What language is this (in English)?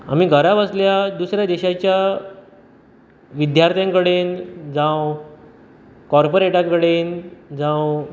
Konkani